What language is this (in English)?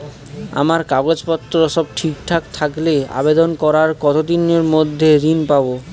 Bangla